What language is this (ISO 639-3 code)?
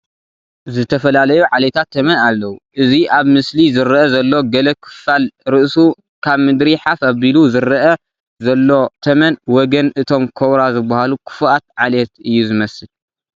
tir